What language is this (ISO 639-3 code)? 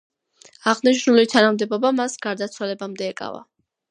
kat